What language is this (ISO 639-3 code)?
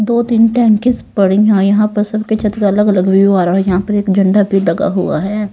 hin